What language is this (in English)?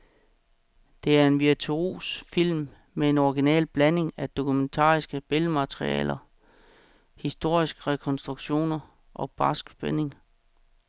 Danish